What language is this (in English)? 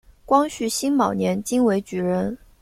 Chinese